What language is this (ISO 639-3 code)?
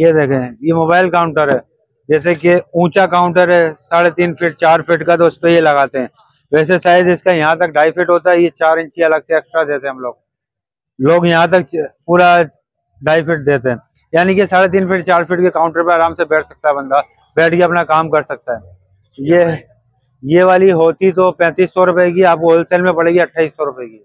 hin